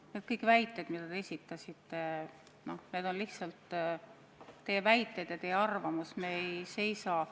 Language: Estonian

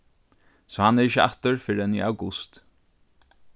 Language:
Faroese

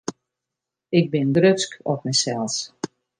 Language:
Western Frisian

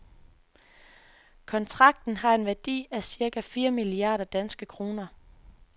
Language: Danish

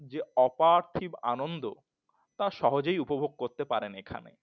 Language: Bangla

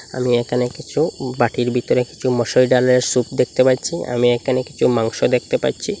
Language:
Bangla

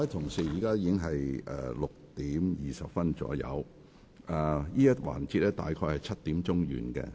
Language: Cantonese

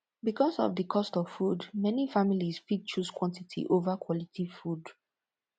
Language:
Nigerian Pidgin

